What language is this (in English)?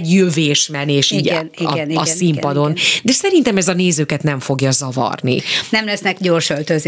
Hungarian